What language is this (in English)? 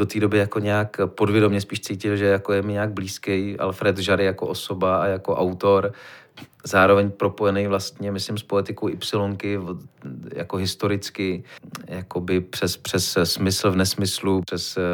Czech